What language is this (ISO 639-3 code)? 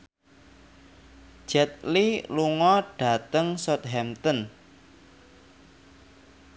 jav